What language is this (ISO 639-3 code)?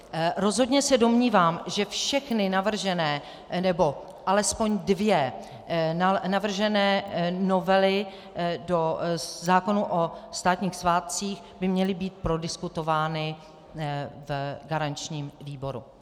ces